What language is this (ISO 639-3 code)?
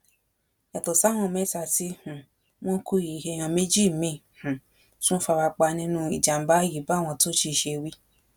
yor